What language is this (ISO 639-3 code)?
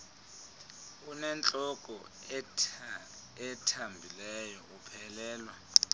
xho